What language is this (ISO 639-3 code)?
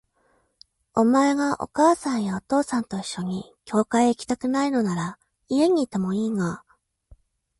jpn